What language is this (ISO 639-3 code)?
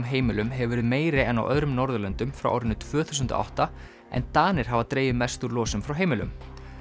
isl